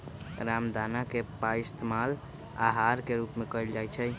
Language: Magahi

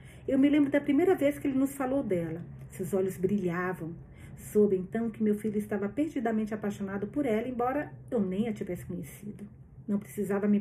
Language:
Portuguese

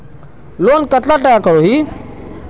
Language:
Magahi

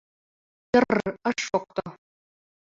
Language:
Mari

